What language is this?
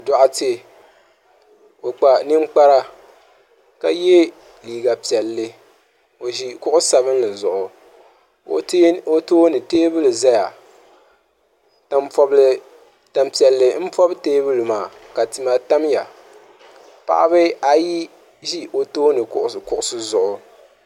Dagbani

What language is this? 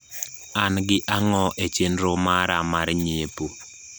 Luo (Kenya and Tanzania)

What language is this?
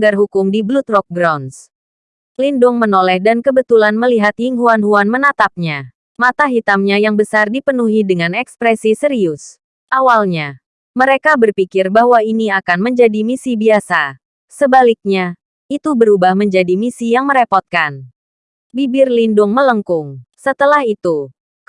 Indonesian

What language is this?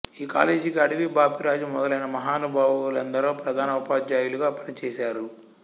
Telugu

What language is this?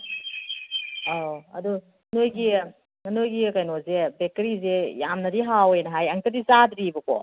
Manipuri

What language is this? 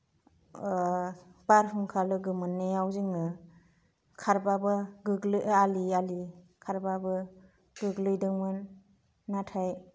Bodo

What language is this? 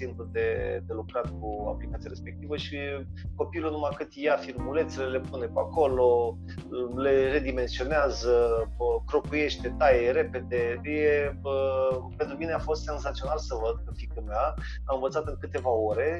Romanian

